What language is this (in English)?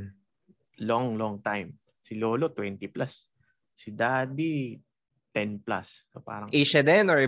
Filipino